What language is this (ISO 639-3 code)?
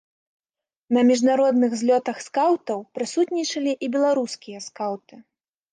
bel